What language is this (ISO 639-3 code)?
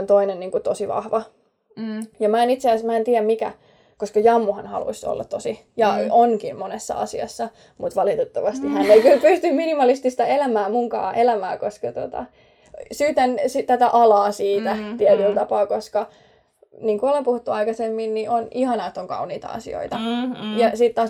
fin